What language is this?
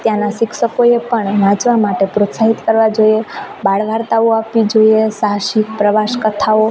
Gujarati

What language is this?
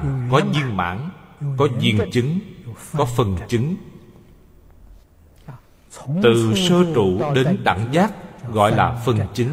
Vietnamese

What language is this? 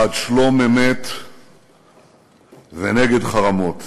Hebrew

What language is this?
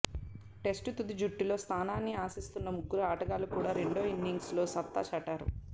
Telugu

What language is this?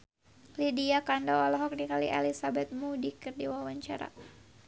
Sundanese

